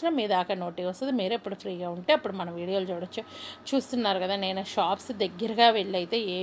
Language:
Telugu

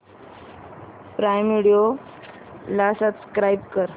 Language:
Marathi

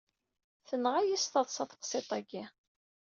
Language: Kabyle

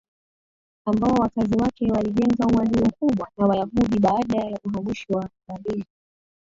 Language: Swahili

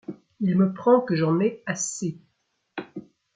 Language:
French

